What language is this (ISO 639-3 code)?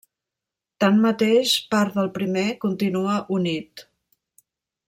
cat